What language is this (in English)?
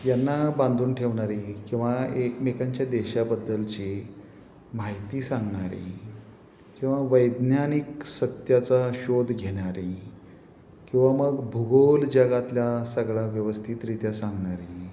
Marathi